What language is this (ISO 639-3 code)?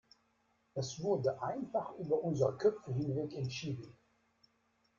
deu